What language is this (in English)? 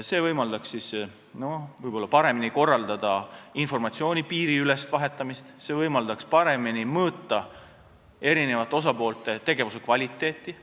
Estonian